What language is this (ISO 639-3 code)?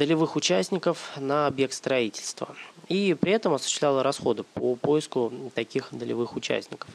rus